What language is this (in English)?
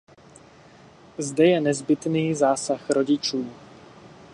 Czech